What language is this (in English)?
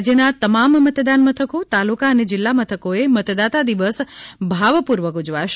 Gujarati